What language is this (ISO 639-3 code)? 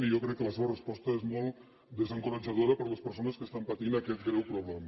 cat